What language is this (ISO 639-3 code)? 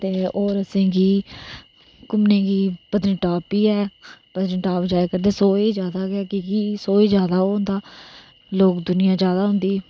doi